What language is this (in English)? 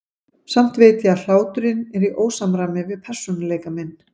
Icelandic